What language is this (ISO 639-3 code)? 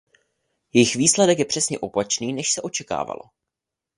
ces